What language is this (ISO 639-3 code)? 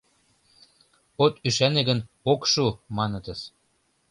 chm